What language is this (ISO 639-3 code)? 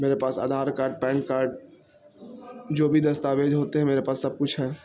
urd